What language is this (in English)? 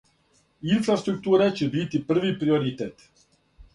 Serbian